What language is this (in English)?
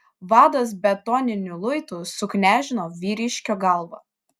Lithuanian